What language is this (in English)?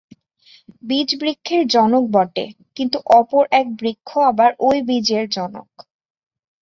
Bangla